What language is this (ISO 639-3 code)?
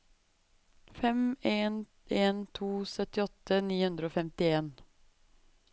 nor